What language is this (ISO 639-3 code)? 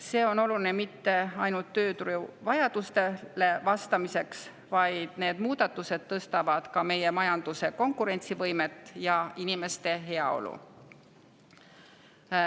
est